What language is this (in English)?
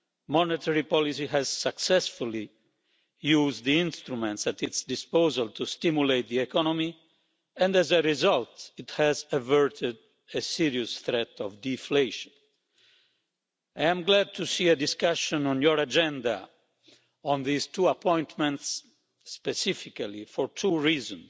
English